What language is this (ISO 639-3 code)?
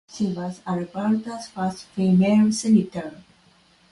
eng